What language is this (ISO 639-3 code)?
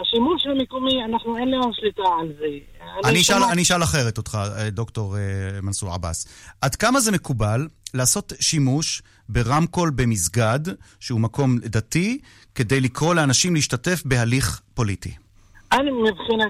heb